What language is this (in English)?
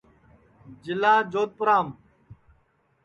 Sansi